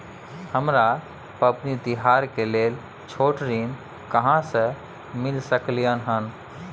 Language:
Maithili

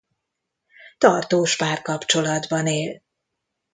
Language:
Hungarian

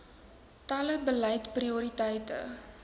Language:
Afrikaans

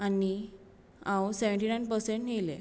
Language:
Konkani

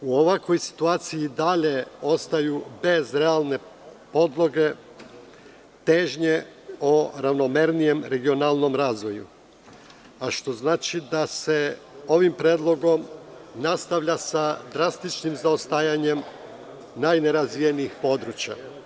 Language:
Serbian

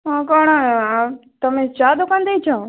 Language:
Odia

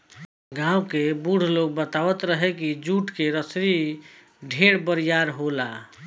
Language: Bhojpuri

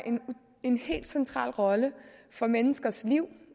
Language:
Danish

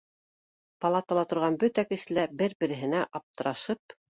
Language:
Bashkir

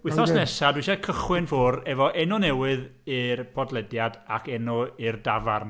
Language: Welsh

